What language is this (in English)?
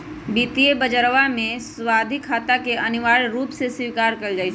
Magahi